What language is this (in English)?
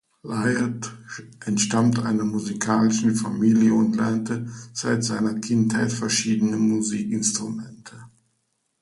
German